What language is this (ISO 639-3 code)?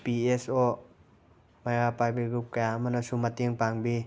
mni